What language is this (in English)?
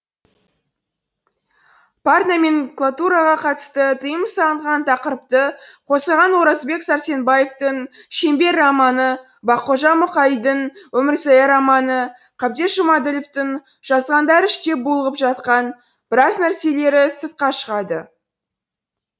Kazakh